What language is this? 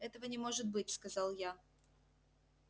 Russian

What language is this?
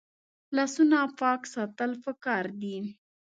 Pashto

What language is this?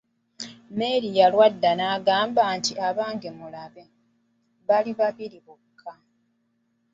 Ganda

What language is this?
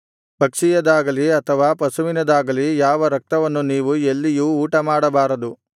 Kannada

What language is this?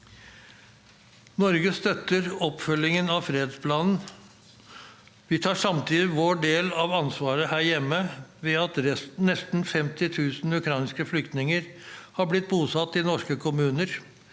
Norwegian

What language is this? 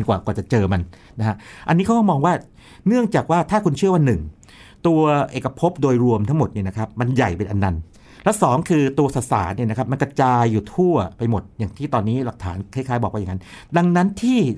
Thai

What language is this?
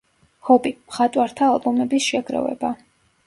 Georgian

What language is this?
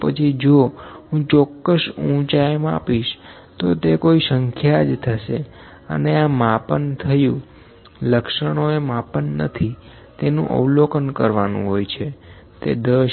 Gujarati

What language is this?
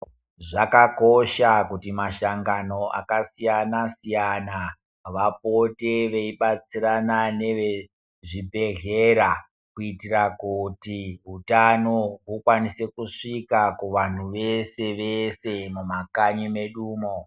Ndau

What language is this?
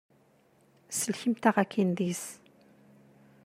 Kabyle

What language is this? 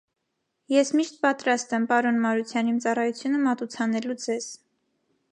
Armenian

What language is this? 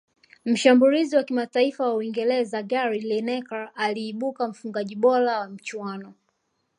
Swahili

